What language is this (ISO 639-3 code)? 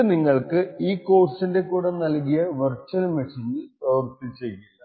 mal